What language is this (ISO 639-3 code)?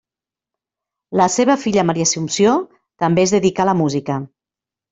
cat